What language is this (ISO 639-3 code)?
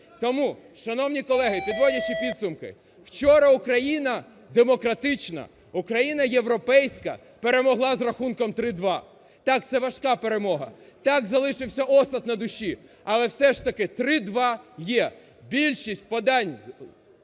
ukr